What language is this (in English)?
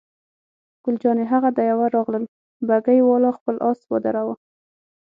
Pashto